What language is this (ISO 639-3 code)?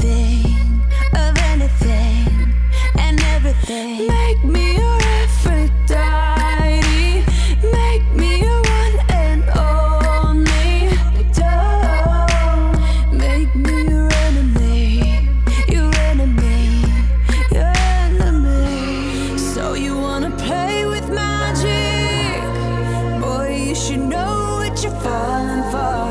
slk